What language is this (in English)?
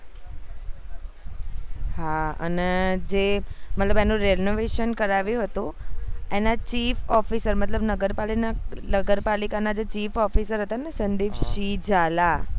Gujarati